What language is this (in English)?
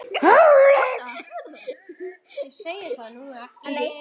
Icelandic